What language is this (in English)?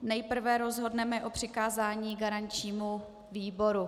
Czech